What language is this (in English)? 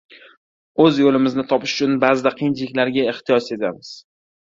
Uzbek